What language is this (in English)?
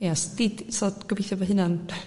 Welsh